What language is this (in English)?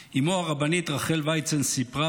Hebrew